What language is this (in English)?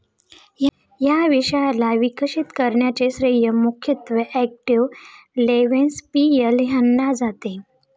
Marathi